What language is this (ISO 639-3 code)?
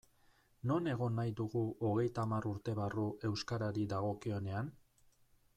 eus